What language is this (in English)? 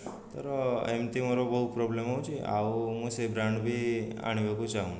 Odia